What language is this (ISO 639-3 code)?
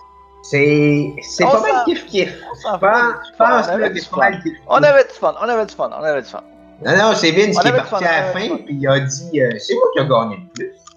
fra